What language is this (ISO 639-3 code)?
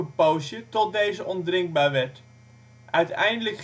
nld